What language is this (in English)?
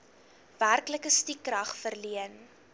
Afrikaans